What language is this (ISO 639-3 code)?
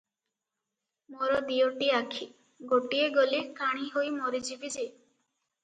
ori